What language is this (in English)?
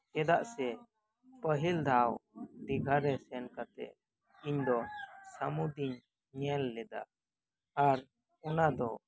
Santali